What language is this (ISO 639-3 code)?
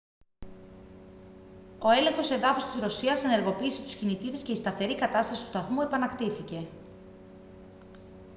ell